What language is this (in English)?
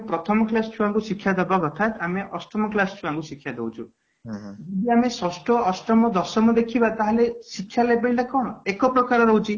Odia